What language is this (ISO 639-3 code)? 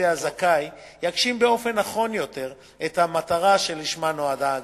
heb